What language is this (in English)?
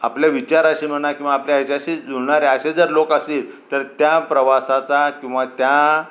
Marathi